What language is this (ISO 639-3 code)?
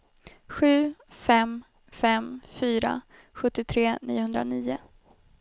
swe